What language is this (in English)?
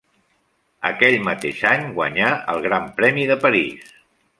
Catalan